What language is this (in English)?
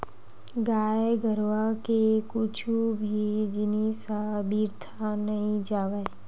Chhattisgarhi